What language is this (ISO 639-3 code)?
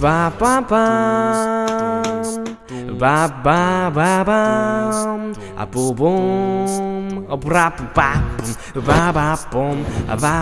kor